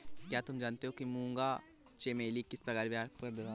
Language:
Hindi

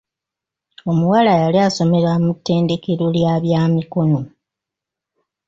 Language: Ganda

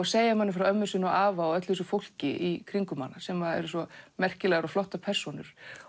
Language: Icelandic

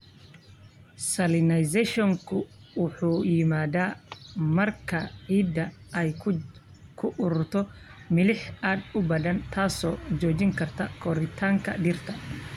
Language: Somali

